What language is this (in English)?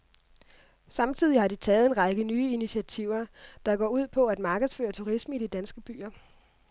Danish